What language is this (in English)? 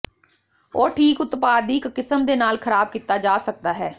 Punjabi